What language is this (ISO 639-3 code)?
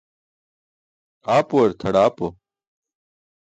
bsk